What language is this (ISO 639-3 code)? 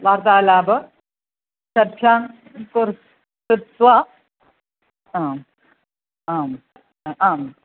san